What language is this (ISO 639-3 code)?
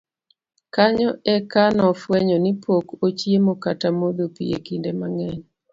luo